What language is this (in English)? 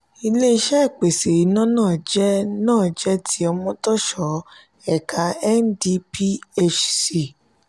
Yoruba